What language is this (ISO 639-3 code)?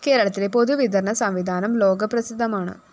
mal